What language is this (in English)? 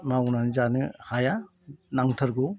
Bodo